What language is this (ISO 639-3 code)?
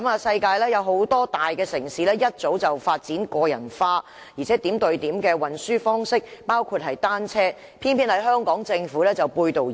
yue